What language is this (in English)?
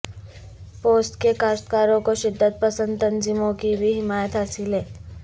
Urdu